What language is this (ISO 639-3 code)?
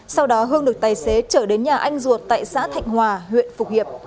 vie